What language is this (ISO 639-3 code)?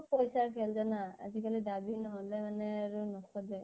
asm